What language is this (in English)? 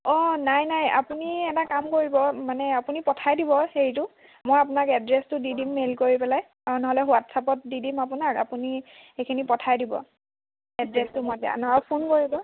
Assamese